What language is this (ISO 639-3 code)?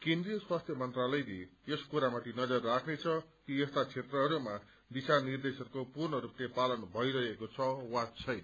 nep